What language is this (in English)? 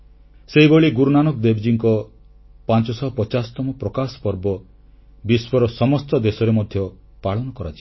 Odia